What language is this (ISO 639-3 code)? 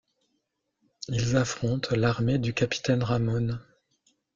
fra